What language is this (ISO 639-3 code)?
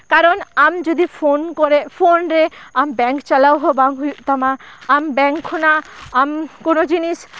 sat